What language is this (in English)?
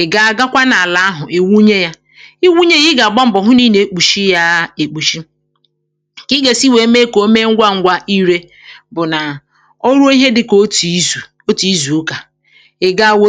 Igbo